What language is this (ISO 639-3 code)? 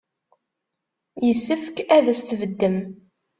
kab